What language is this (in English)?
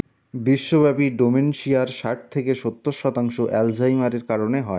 Bangla